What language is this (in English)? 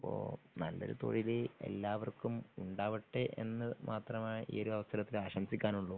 Malayalam